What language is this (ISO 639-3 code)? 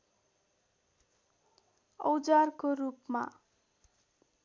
nep